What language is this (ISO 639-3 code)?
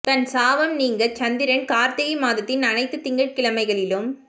tam